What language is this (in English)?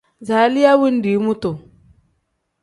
Tem